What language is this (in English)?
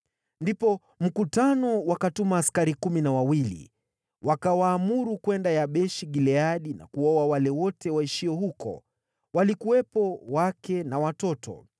Swahili